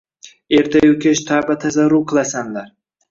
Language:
Uzbek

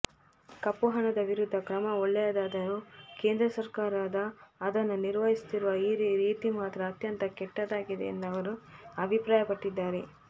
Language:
Kannada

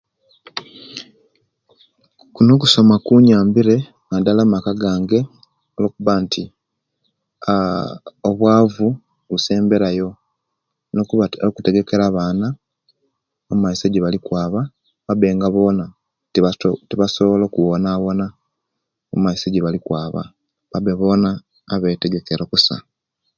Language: Kenyi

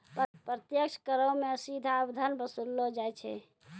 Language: Maithili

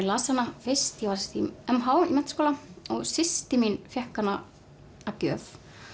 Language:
Icelandic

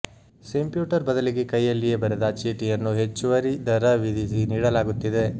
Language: Kannada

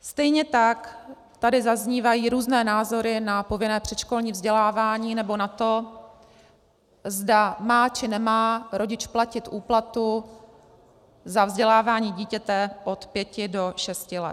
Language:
Czech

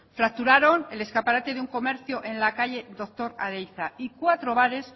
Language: Spanish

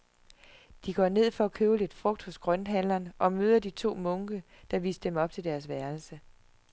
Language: Danish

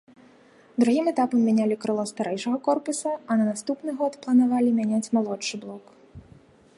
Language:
Belarusian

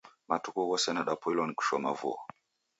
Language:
Taita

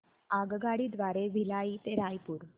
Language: Marathi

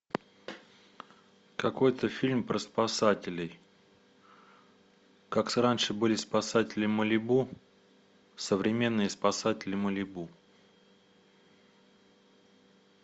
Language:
Russian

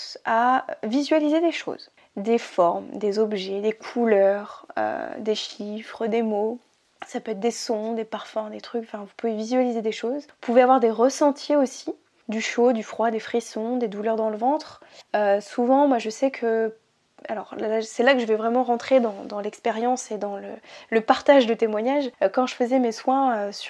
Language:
French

